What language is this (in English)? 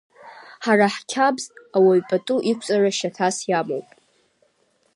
Abkhazian